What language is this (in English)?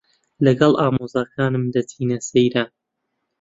Central Kurdish